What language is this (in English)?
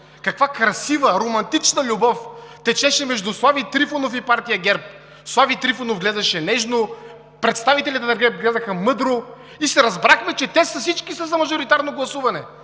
Bulgarian